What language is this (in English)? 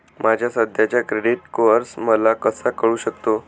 Marathi